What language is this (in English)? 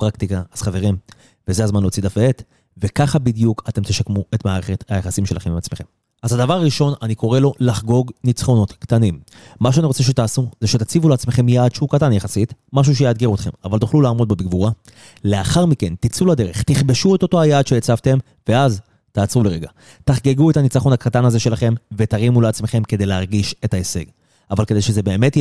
Hebrew